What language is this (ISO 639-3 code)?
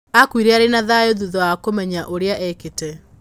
kik